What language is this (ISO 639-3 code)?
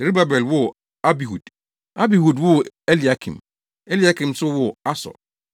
aka